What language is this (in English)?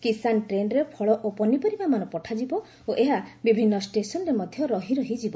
Odia